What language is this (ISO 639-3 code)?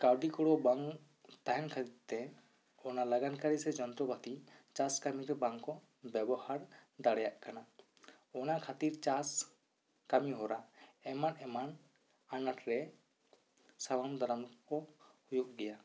sat